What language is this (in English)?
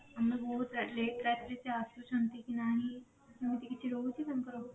Odia